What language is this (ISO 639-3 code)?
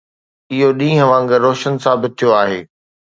snd